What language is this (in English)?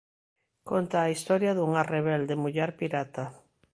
Galician